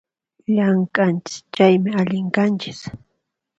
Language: Puno Quechua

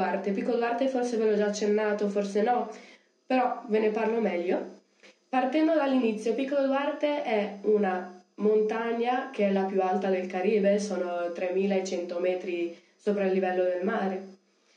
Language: Italian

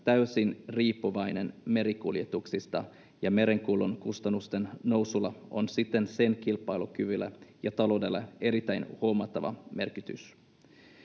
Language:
Finnish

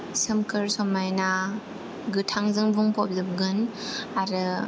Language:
Bodo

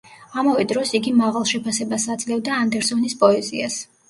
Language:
Georgian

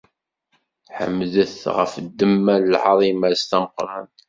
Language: Kabyle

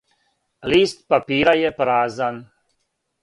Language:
Serbian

